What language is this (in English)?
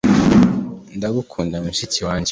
Kinyarwanda